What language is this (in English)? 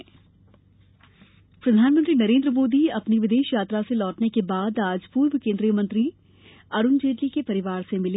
Hindi